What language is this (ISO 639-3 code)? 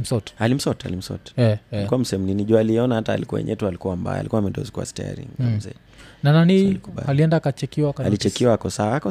swa